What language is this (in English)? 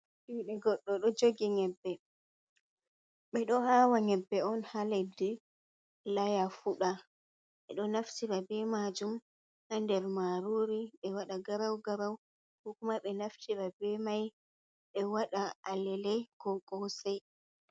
Fula